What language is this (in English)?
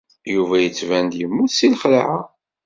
Kabyle